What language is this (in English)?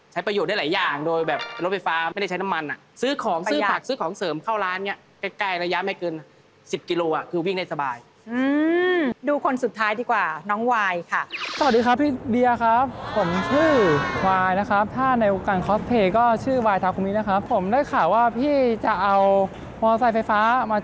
Thai